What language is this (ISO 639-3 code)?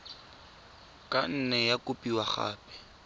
tsn